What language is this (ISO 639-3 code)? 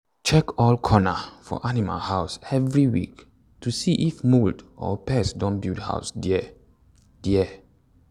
pcm